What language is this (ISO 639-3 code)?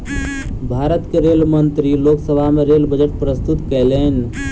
mai